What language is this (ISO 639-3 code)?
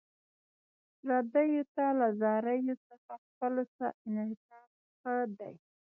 pus